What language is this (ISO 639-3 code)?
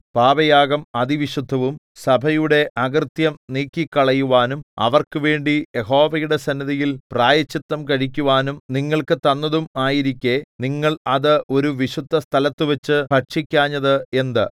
mal